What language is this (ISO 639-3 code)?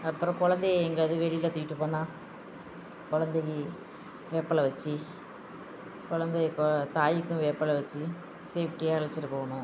tam